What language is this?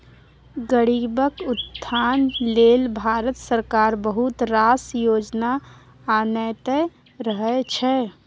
Maithili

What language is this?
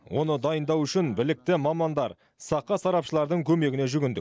Kazakh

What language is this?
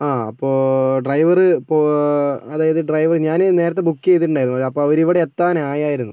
Malayalam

